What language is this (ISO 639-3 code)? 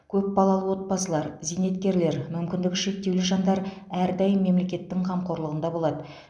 kaz